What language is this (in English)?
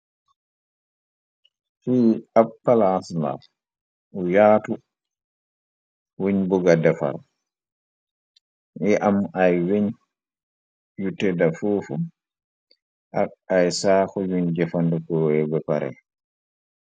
Wolof